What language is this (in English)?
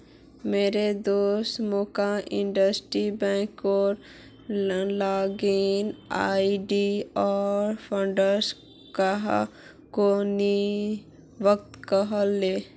Magahi